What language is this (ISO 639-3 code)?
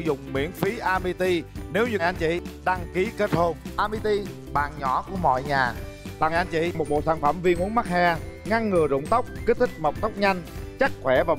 vie